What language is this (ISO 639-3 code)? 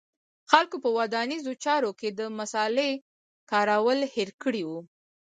pus